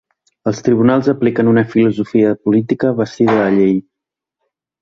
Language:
Catalan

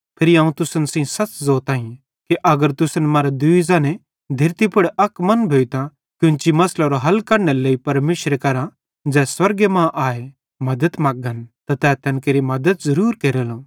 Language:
Bhadrawahi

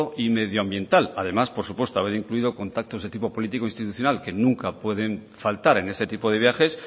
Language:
Spanish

